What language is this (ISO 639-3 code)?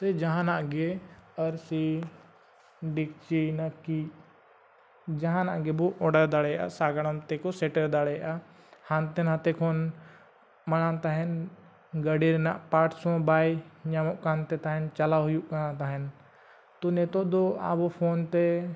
sat